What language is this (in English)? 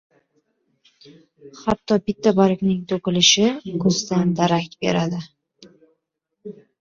Uzbek